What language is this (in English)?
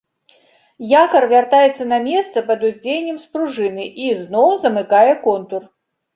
Belarusian